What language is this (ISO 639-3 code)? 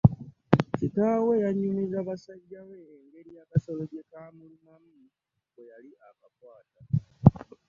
lug